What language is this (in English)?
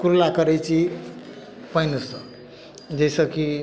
Maithili